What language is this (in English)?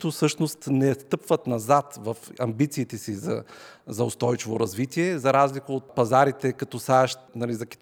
Bulgarian